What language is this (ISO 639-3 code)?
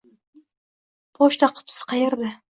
uzb